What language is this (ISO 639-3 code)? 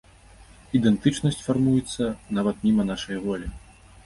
bel